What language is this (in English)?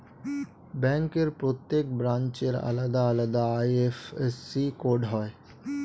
Bangla